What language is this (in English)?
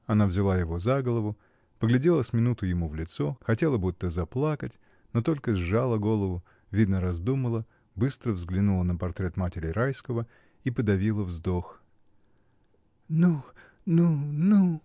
Russian